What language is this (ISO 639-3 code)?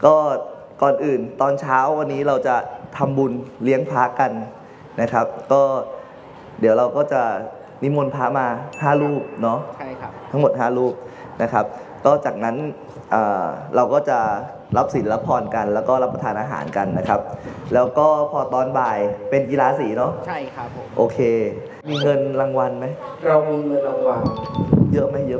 tha